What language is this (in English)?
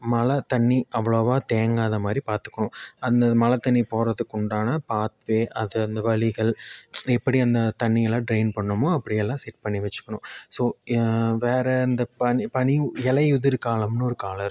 Tamil